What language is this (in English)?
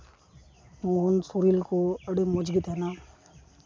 Santali